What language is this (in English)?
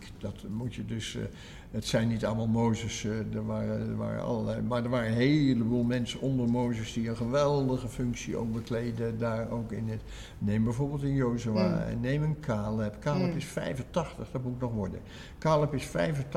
Dutch